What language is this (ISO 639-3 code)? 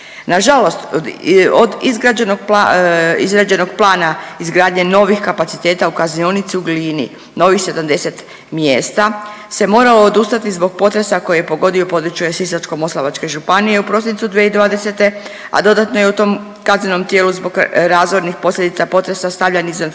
hrv